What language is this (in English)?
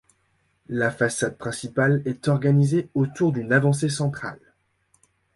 French